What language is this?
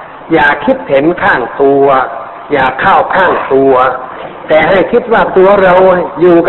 Thai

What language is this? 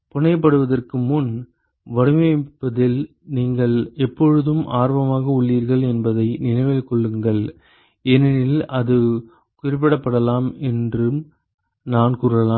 Tamil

